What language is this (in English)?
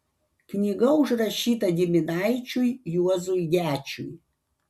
Lithuanian